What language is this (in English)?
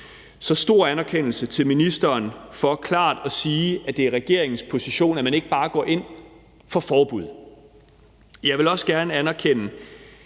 Danish